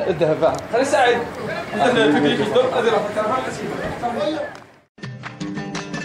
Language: Arabic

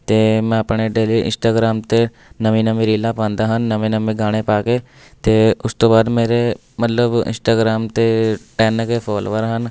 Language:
Punjabi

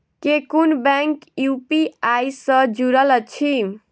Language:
Maithili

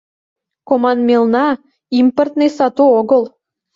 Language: Mari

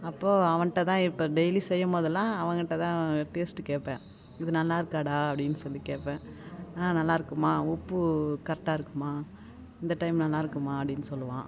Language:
Tamil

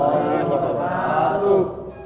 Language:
Indonesian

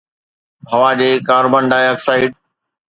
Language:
Sindhi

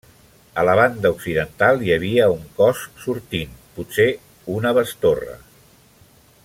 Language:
Catalan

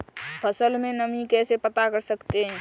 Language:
Hindi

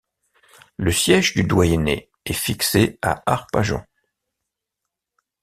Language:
French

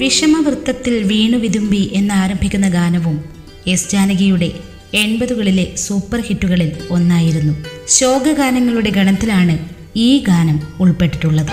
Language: Malayalam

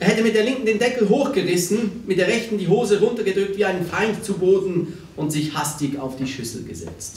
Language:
German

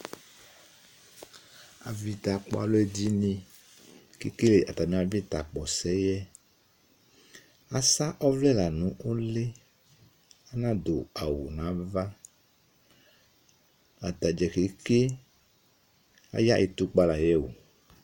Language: Ikposo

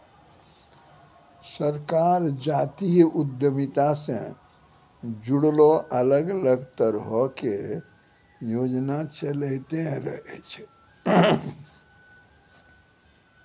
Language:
Maithili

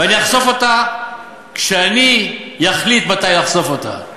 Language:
Hebrew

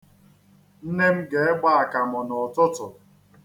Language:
Igbo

